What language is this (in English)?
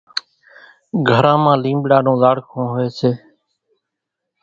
Kachi Koli